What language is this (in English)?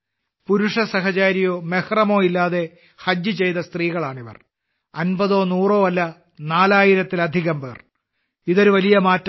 Malayalam